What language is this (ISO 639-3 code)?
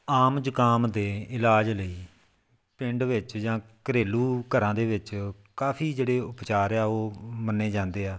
pan